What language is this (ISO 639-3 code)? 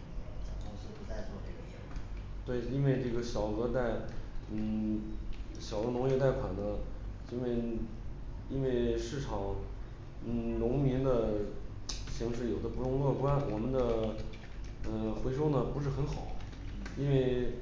zho